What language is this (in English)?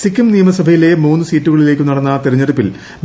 Malayalam